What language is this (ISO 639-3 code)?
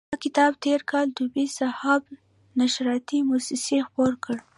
pus